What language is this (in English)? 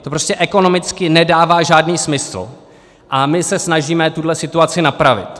Czech